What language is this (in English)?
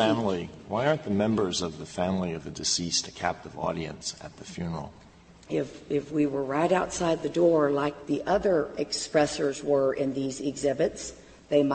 English